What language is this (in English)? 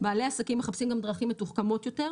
Hebrew